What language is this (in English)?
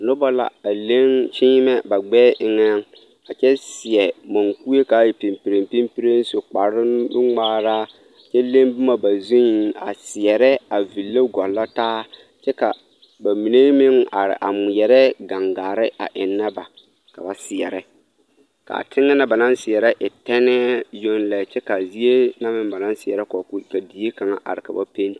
Southern Dagaare